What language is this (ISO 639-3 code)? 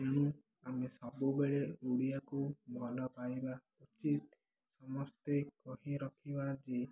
ori